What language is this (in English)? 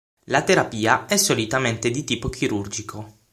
Italian